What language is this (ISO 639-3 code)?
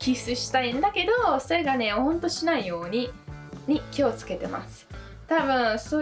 jpn